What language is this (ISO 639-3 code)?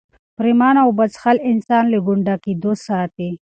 pus